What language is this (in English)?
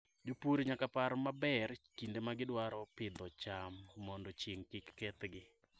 Luo (Kenya and Tanzania)